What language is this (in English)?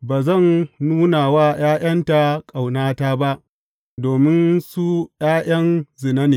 Hausa